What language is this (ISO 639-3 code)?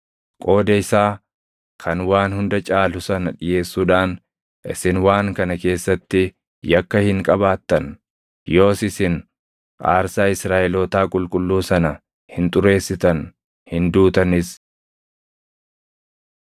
orm